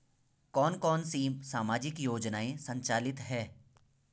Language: Hindi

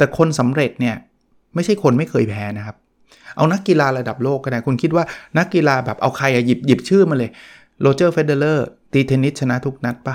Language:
Thai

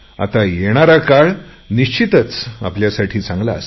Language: Marathi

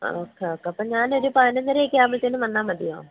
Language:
Malayalam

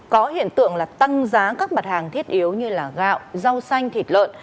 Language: Vietnamese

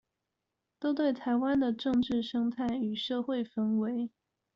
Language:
Chinese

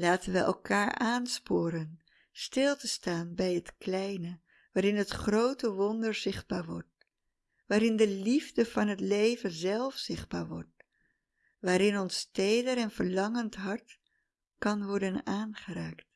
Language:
Dutch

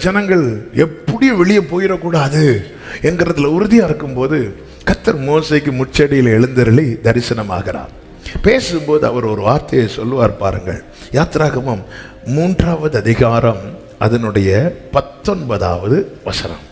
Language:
Tamil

